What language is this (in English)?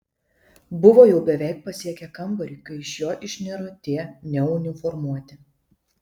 Lithuanian